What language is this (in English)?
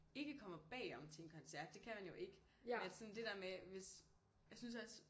Danish